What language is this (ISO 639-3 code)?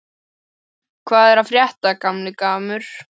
isl